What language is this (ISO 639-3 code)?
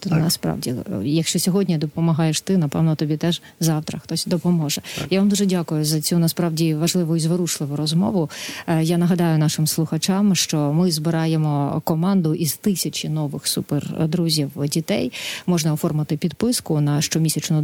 ukr